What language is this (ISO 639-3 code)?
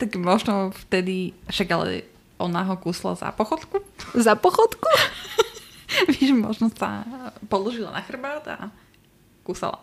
slk